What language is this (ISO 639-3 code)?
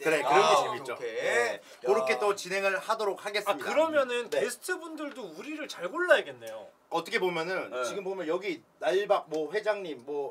kor